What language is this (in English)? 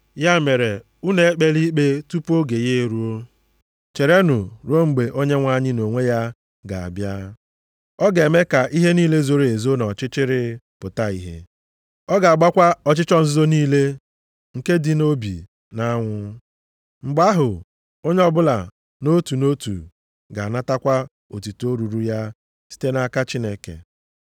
Igbo